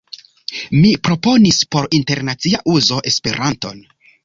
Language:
Esperanto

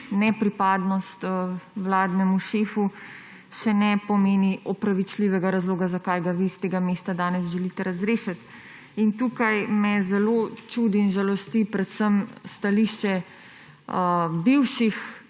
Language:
Slovenian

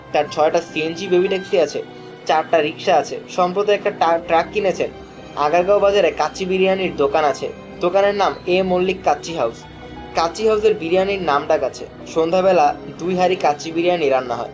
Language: Bangla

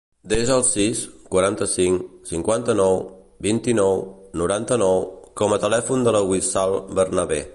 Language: Catalan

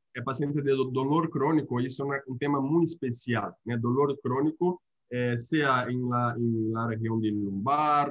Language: Spanish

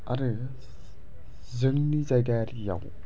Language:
Bodo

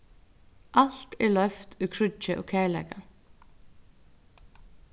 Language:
Faroese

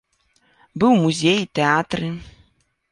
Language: Belarusian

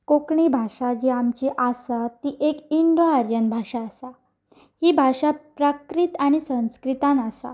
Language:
Konkani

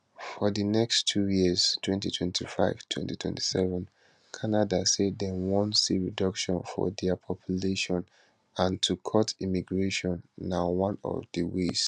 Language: Nigerian Pidgin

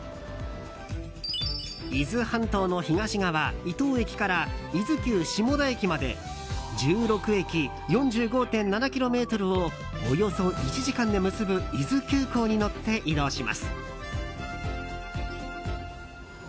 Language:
Japanese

